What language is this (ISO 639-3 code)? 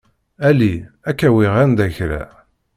kab